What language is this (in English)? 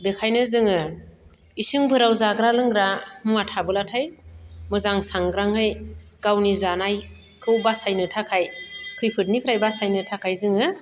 Bodo